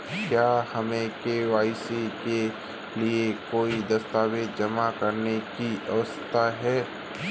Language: Hindi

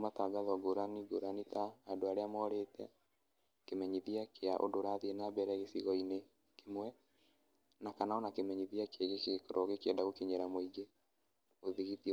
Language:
Kikuyu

